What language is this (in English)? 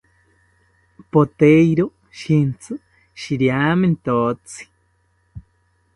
South Ucayali Ashéninka